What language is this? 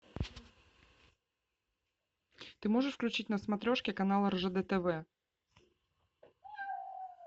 Russian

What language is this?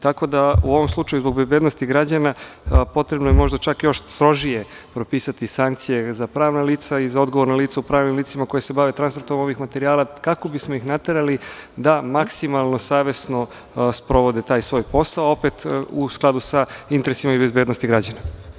Serbian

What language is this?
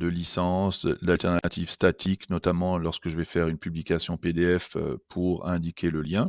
French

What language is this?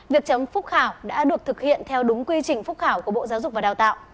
Vietnamese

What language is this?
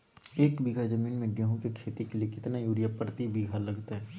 Magahi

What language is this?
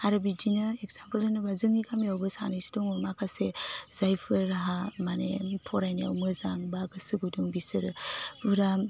Bodo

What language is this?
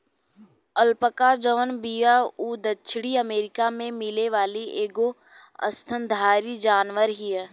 Bhojpuri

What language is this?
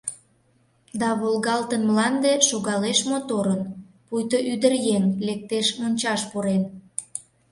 Mari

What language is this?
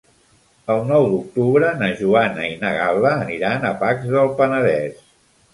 Catalan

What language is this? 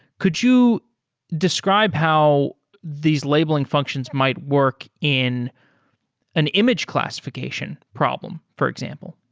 English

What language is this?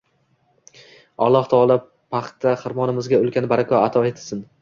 Uzbek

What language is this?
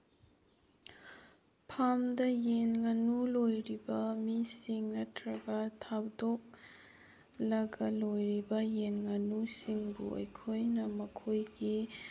Manipuri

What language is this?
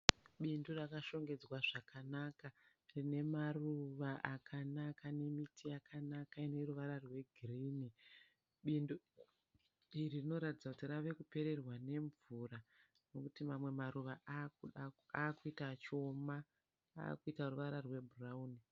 Shona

